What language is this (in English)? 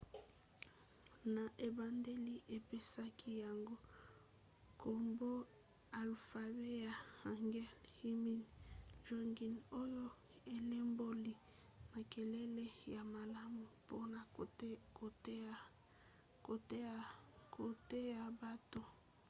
Lingala